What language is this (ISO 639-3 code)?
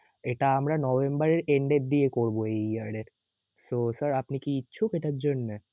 ben